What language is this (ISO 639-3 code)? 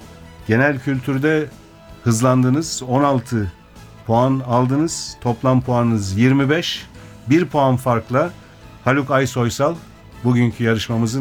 tur